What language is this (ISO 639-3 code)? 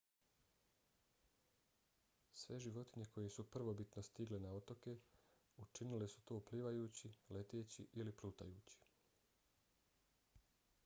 bos